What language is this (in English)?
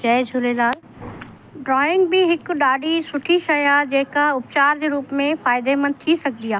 Sindhi